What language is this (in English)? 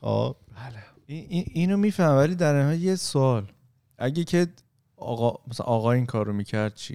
Persian